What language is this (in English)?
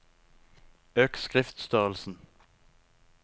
Norwegian